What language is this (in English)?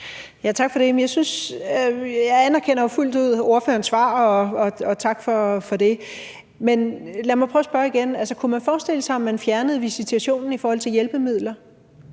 Danish